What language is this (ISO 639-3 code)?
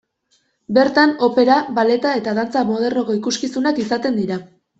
eus